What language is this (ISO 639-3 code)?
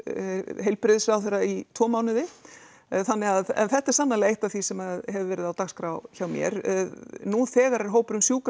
isl